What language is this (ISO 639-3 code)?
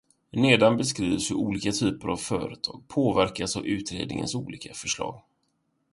swe